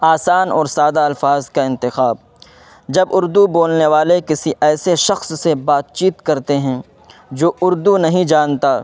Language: Urdu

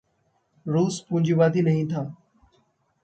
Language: Hindi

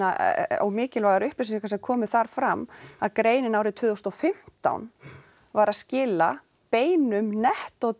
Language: Icelandic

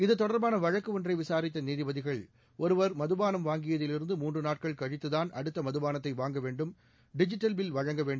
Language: Tamil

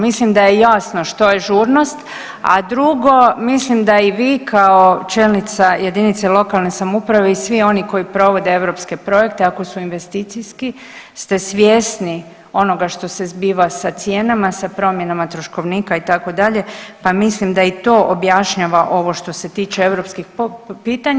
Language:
Croatian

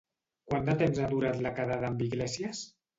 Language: Catalan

